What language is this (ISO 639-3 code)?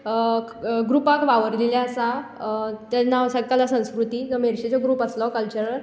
kok